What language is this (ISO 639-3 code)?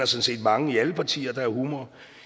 dan